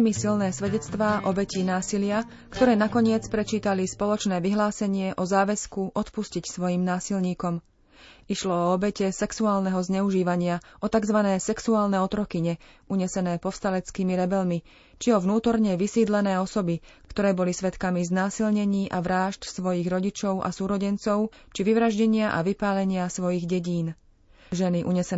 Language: Slovak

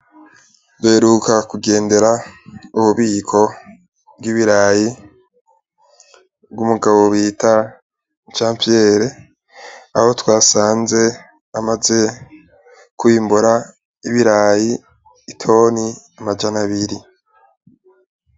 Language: Rundi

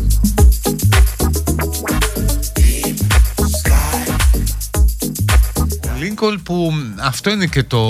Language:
Greek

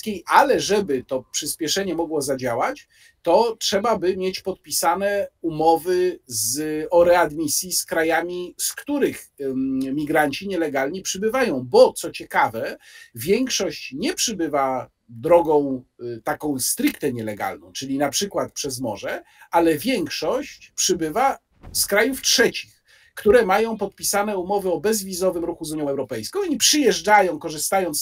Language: Polish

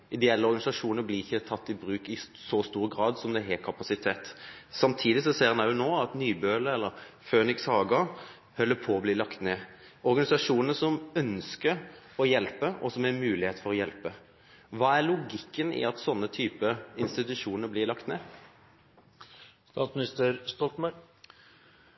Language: Norwegian Bokmål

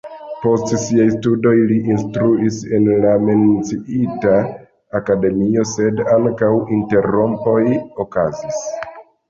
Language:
Esperanto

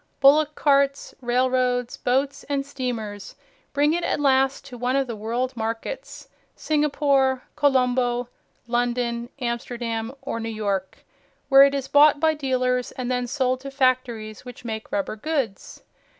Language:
English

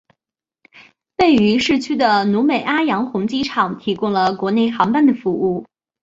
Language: Chinese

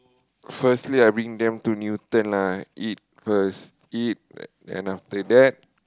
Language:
English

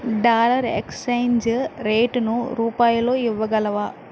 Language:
Telugu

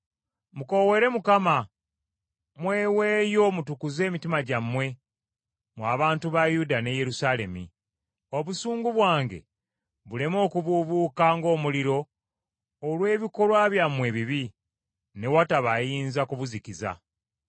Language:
Ganda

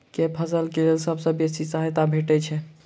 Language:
Maithili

